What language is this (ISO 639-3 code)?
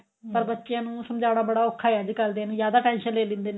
pan